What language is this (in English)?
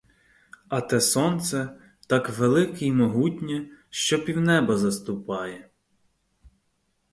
Ukrainian